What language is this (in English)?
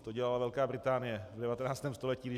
Czech